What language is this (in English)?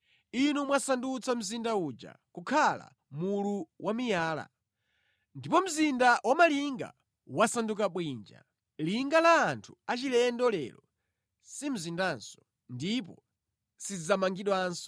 Nyanja